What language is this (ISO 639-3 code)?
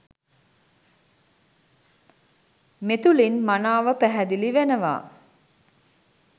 sin